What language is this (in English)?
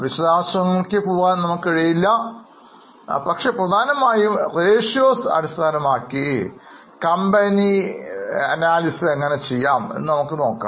Malayalam